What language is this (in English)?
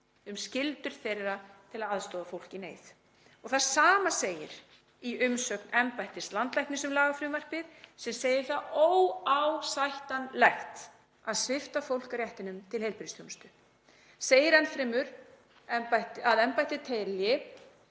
Icelandic